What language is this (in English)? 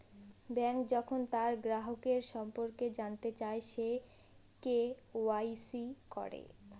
Bangla